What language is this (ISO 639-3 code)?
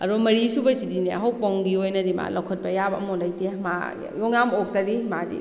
mni